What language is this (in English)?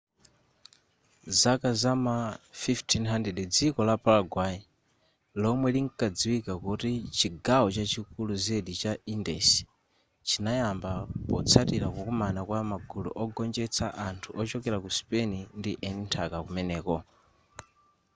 Nyanja